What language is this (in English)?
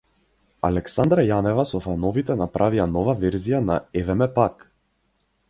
Macedonian